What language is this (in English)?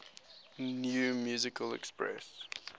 English